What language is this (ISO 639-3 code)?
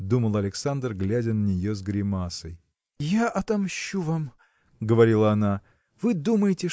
rus